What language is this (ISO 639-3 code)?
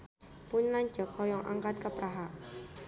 sun